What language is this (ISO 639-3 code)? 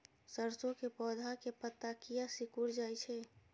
mai